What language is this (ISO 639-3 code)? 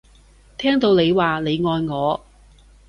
yue